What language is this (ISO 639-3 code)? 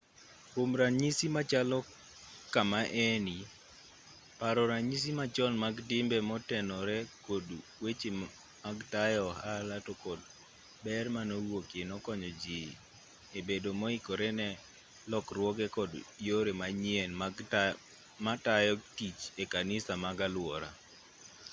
luo